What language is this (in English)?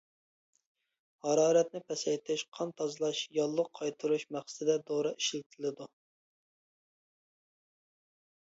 Uyghur